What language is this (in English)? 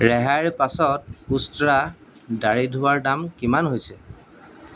Assamese